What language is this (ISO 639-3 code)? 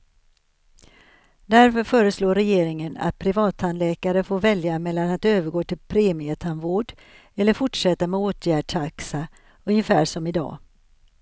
swe